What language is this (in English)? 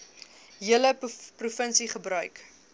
Afrikaans